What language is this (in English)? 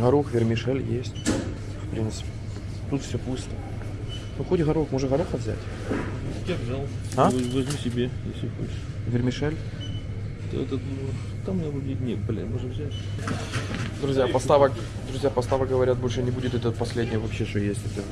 Russian